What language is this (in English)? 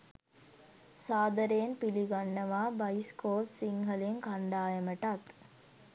Sinhala